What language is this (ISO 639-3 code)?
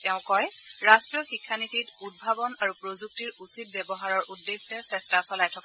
asm